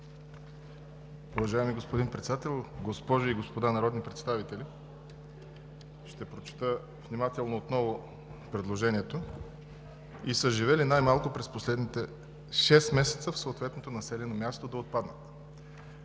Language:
Bulgarian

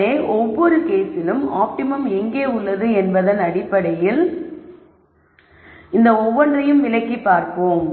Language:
Tamil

